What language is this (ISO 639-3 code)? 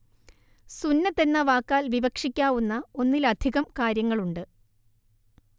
mal